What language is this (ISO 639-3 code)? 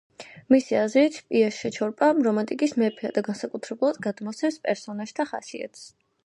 kat